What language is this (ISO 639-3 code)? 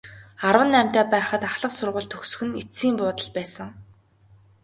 mon